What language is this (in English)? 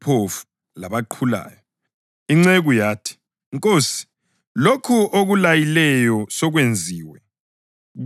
North Ndebele